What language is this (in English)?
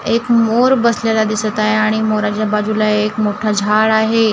Marathi